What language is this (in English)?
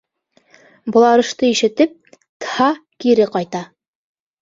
Bashkir